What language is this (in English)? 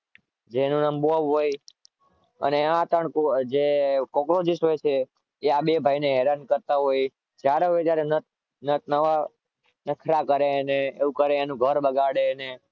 Gujarati